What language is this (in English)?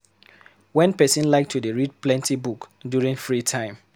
Nigerian Pidgin